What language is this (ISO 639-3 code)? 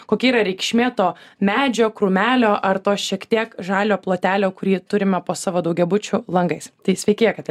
lit